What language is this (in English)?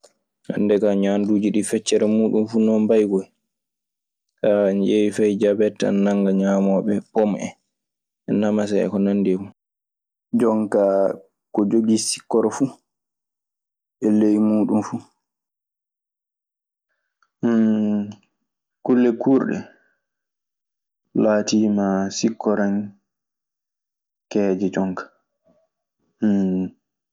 Maasina Fulfulde